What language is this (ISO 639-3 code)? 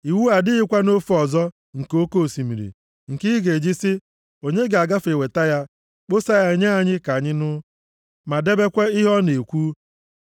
ibo